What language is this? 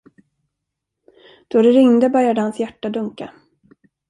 Swedish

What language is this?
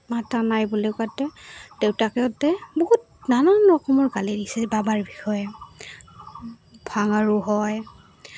Assamese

